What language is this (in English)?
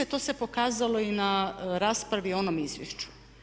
Croatian